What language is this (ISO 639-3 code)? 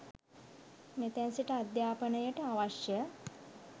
sin